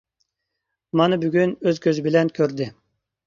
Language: Uyghur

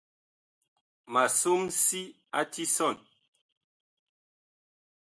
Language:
Bakoko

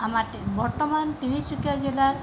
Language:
Assamese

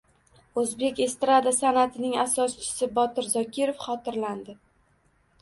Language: Uzbek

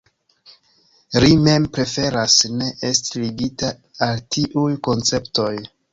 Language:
Esperanto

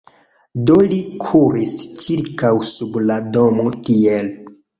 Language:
Esperanto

